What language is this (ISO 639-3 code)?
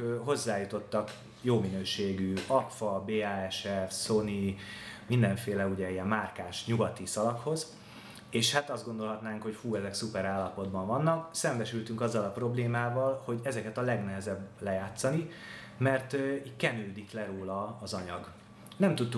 hun